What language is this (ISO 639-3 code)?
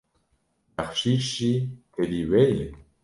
kur